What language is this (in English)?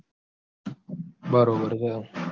Gujarati